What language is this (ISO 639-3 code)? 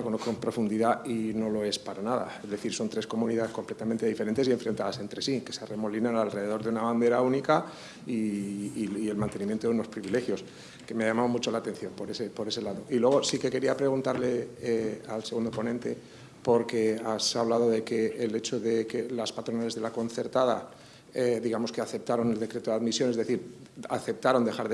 spa